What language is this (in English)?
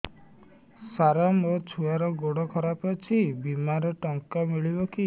Odia